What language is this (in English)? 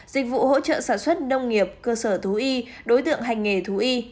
Vietnamese